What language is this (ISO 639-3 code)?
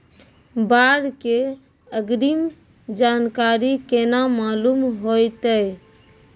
mai